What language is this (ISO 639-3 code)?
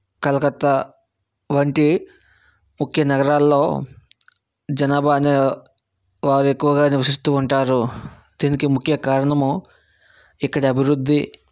tel